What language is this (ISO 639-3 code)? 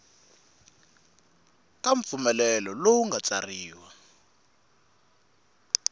tso